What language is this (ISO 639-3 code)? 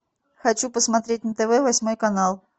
rus